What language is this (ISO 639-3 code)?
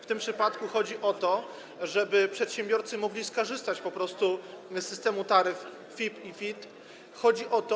pol